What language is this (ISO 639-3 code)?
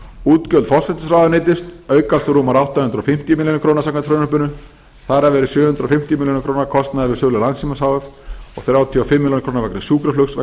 isl